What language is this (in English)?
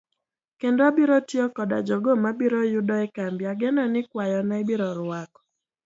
Luo (Kenya and Tanzania)